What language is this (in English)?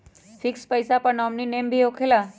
Magahi